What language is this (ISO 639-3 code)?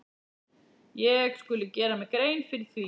isl